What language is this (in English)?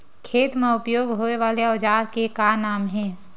Chhattisgarhi